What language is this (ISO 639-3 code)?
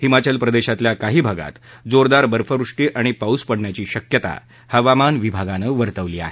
mar